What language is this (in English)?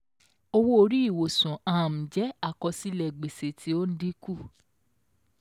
Yoruba